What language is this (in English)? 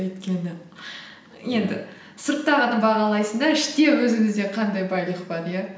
Kazakh